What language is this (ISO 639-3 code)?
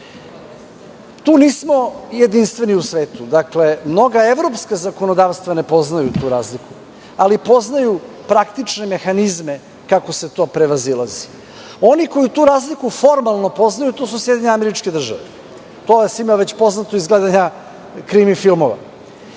srp